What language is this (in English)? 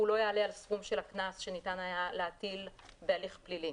Hebrew